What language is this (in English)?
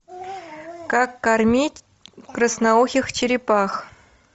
Russian